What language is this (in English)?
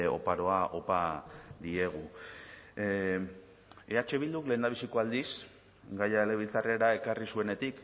Basque